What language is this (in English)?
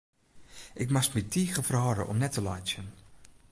Western Frisian